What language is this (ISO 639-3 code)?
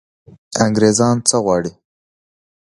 pus